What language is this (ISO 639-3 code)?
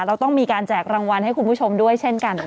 tha